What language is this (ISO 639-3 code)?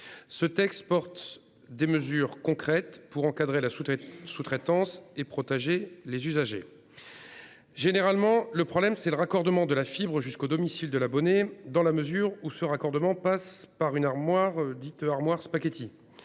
fra